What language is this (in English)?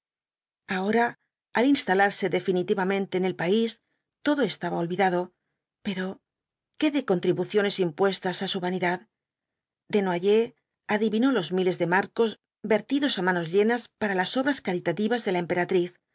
Spanish